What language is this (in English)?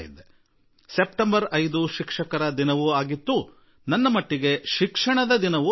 Kannada